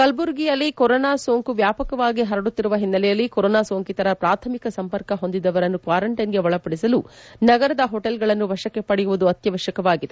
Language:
Kannada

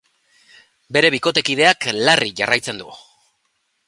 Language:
Basque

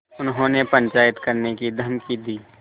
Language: Hindi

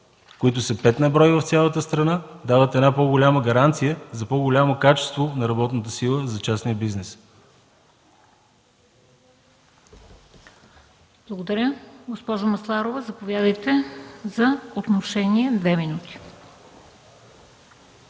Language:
Bulgarian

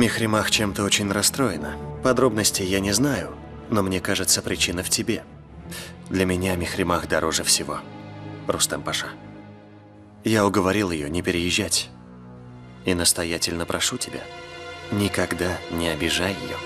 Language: Russian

